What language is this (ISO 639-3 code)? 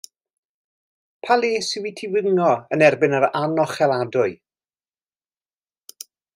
cym